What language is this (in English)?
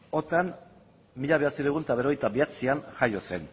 Basque